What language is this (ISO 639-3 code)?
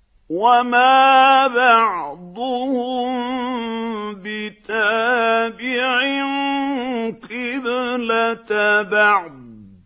ara